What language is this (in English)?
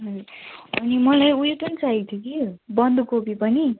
Nepali